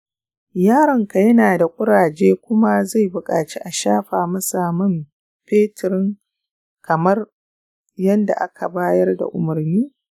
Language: Hausa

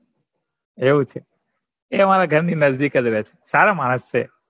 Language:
Gujarati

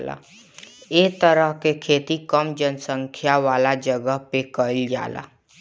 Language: Bhojpuri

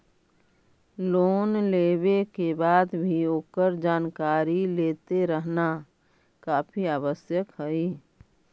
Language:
Magahi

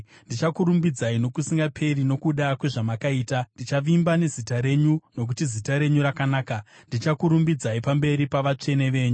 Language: Shona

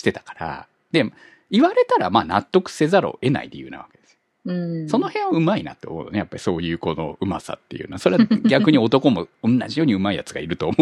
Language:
Japanese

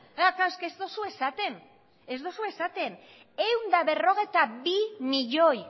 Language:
Basque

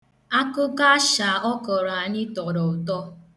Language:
Igbo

